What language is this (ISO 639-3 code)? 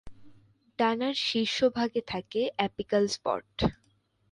ben